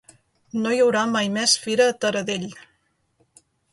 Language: Catalan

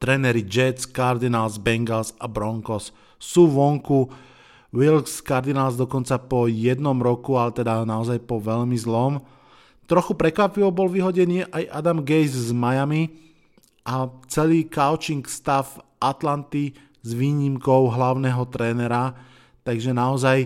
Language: Slovak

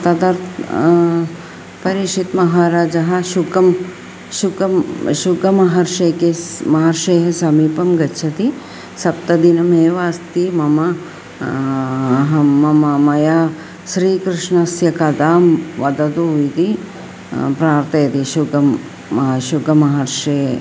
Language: Sanskrit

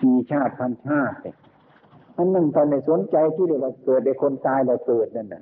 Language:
Thai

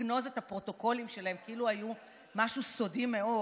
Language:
Hebrew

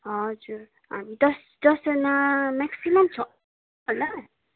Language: Nepali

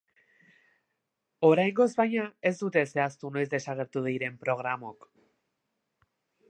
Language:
Basque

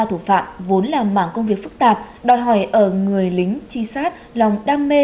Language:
Vietnamese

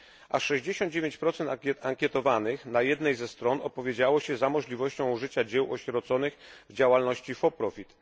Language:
Polish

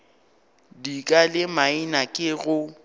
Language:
Northern Sotho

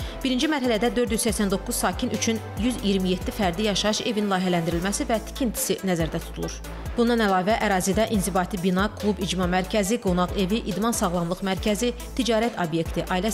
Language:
Turkish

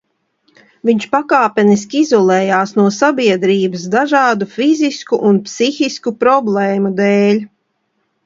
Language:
Latvian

